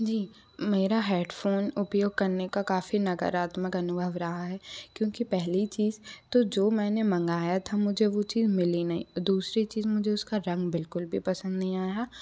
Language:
Hindi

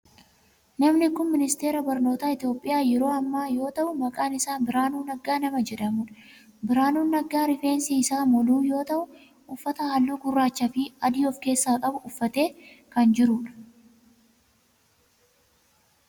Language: Oromo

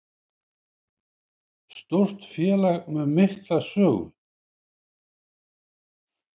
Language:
Icelandic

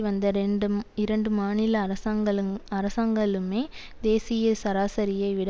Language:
Tamil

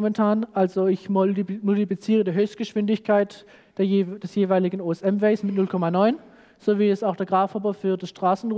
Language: German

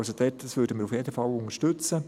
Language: Swiss German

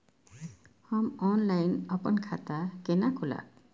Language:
Maithili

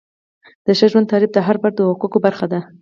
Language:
Pashto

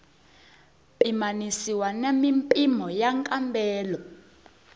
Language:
Tsonga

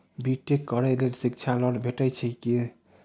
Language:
Maithili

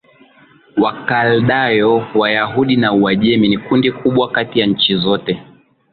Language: Swahili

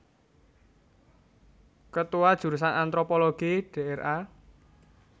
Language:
Javanese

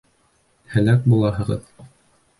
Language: Bashkir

